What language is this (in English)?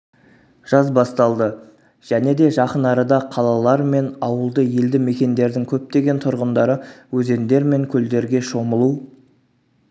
Kazakh